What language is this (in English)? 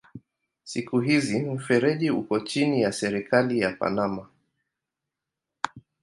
Swahili